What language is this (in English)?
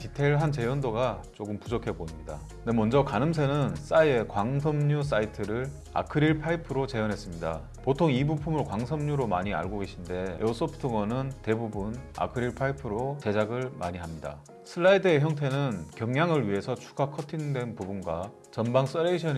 Korean